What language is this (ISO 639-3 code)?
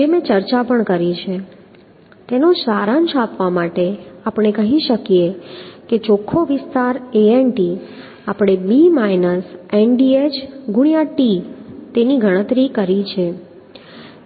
guj